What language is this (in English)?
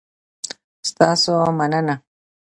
Pashto